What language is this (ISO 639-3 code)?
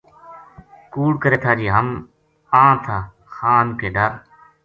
gju